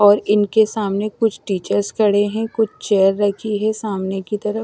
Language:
Hindi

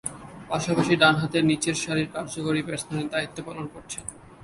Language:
Bangla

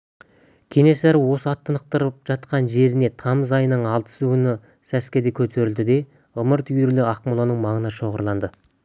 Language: Kazakh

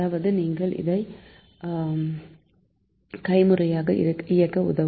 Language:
Tamil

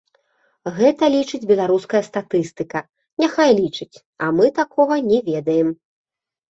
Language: Belarusian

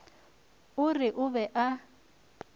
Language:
Northern Sotho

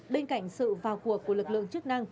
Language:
Vietnamese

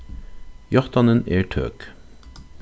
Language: Faroese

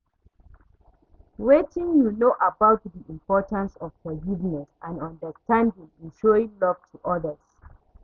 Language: Nigerian Pidgin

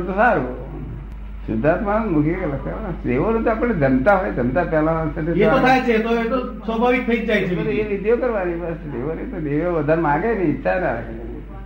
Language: Gujarati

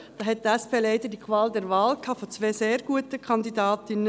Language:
Swiss German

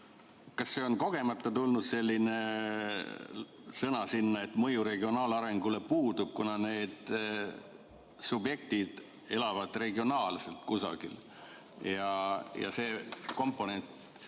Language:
Estonian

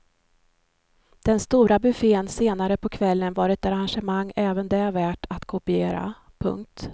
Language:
Swedish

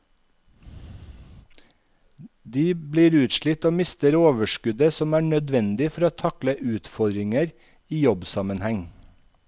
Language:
Norwegian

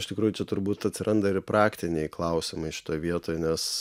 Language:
Lithuanian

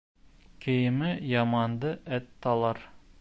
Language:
Bashkir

